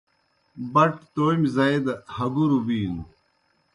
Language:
Kohistani Shina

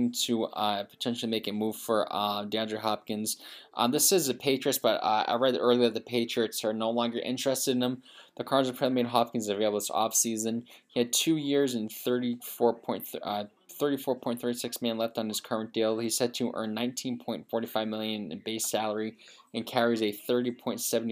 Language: English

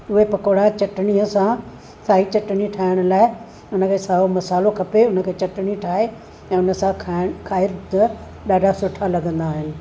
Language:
Sindhi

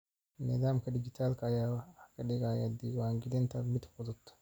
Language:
Somali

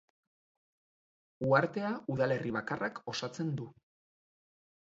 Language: Basque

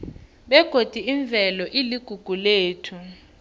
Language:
South Ndebele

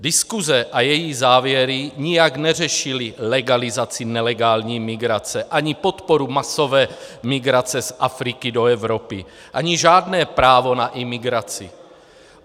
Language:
Czech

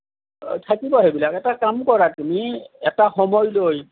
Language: Assamese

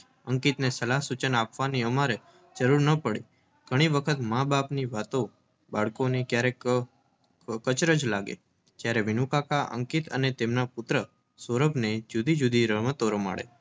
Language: Gujarati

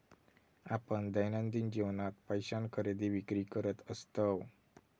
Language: Marathi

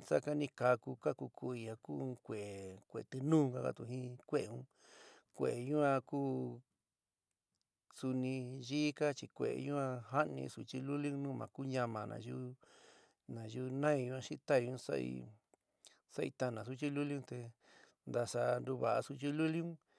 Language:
San Miguel El Grande Mixtec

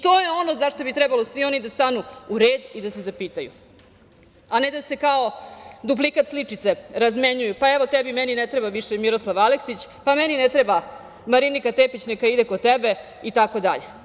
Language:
Serbian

